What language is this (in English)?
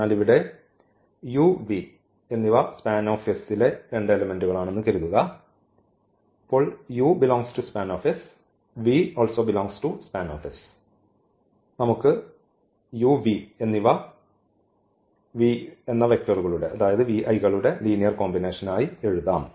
Malayalam